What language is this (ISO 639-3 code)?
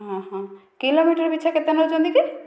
ori